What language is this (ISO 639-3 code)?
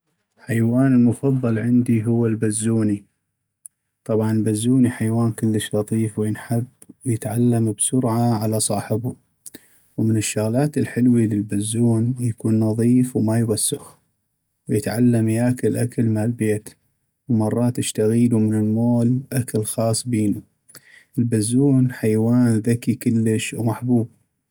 ayp